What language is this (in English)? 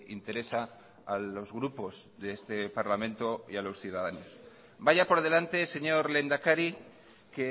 Spanish